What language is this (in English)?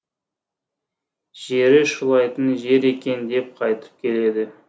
Kazakh